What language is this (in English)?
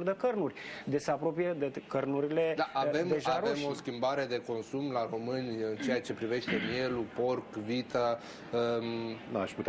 Romanian